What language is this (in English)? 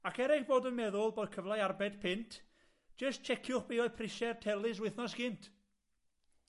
Welsh